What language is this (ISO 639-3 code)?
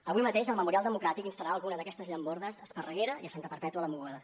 cat